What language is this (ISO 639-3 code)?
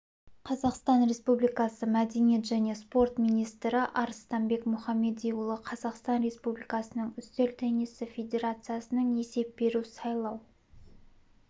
kaz